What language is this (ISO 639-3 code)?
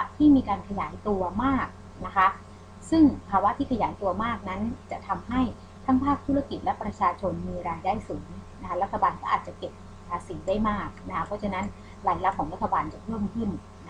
tha